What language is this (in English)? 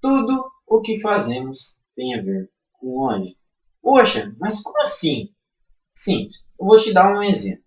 Portuguese